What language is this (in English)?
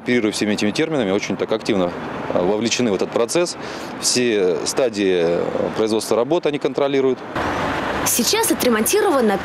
Russian